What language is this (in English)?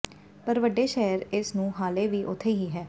Punjabi